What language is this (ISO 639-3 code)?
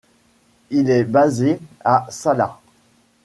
fra